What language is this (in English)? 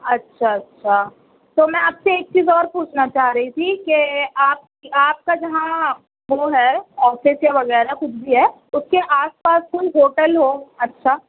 Urdu